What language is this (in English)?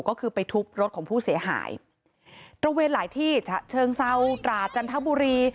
Thai